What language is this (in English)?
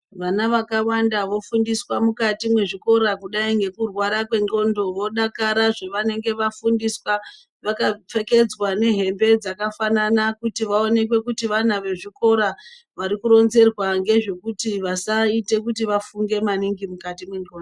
Ndau